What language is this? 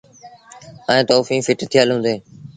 Sindhi Bhil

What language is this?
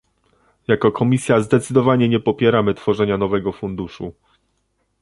Polish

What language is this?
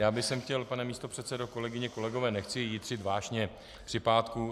Czech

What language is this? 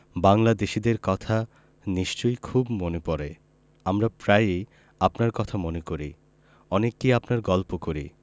Bangla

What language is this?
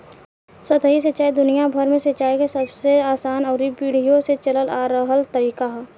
Bhojpuri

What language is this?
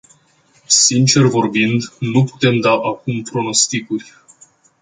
Romanian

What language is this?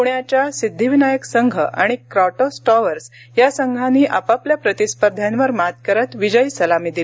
Marathi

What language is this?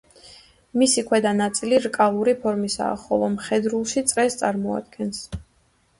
Georgian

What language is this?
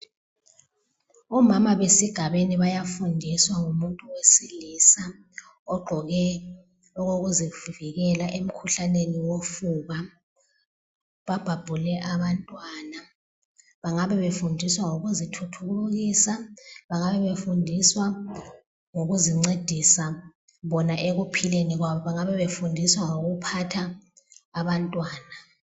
North Ndebele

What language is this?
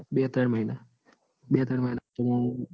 Gujarati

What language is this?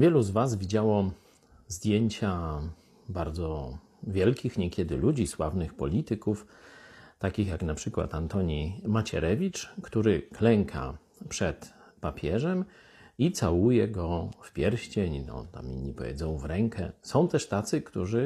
Polish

